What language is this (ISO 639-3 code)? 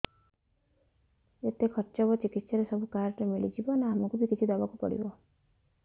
ori